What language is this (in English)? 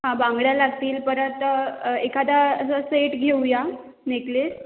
Marathi